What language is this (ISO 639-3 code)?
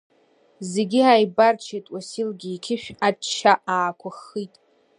abk